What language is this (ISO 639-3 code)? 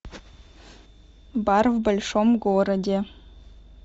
rus